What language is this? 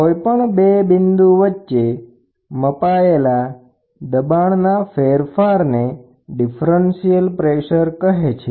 Gujarati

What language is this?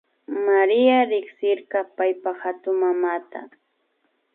Imbabura Highland Quichua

